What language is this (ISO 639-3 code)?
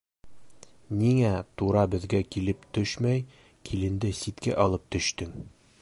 bak